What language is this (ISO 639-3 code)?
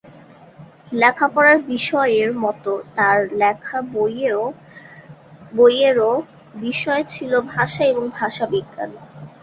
ben